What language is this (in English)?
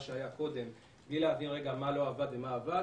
Hebrew